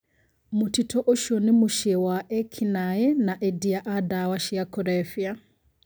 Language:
Kikuyu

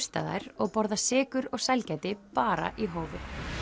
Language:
Icelandic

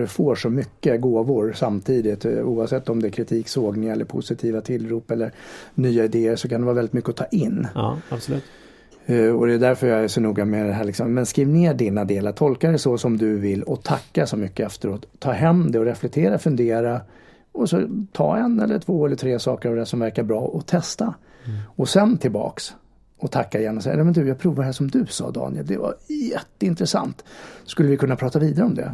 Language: Swedish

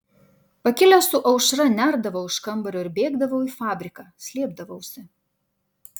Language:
Lithuanian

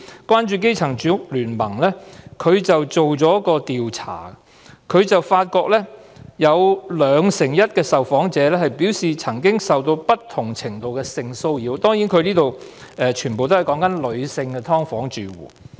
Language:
Cantonese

